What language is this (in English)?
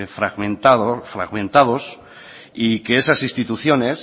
Spanish